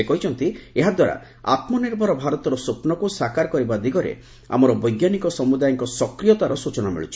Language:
Odia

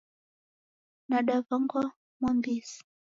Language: Taita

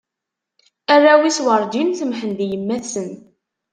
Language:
Kabyle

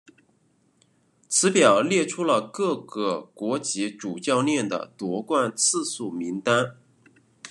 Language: Chinese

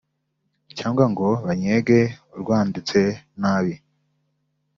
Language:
Kinyarwanda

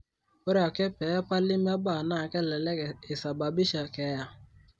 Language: Masai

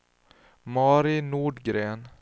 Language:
Swedish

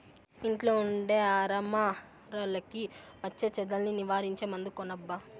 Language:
Telugu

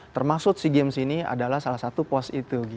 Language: Indonesian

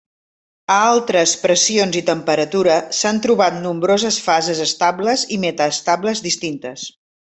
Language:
Catalan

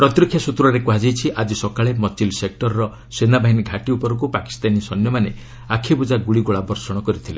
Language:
Odia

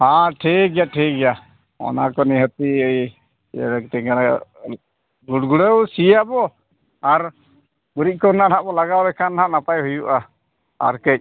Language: Santali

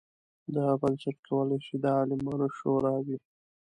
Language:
Pashto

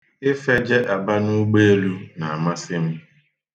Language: Igbo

